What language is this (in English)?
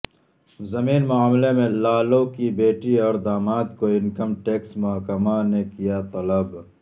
Urdu